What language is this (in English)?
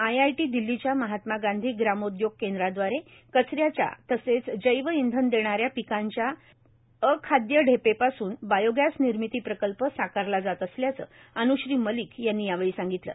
Marathi